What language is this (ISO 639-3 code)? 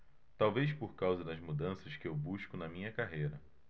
por